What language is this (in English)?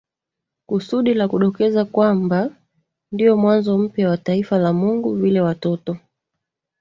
Swahili